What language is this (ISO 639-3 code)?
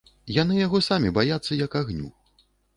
bel